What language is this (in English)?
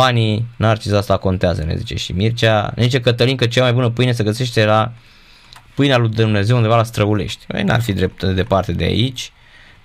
Romanian